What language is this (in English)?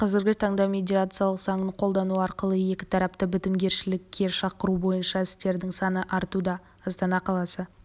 Kazakh